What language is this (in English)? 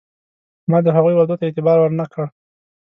Pashto